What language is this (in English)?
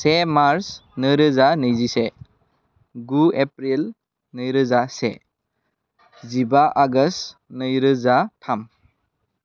Bodo